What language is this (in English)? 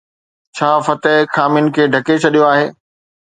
Sindhi